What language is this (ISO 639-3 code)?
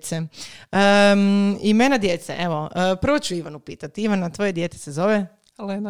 hrv